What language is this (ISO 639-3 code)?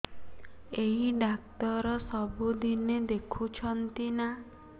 ori